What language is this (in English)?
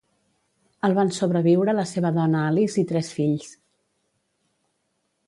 Catalan